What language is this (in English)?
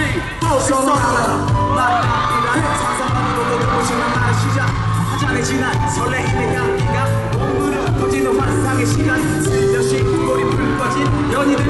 Ukrainian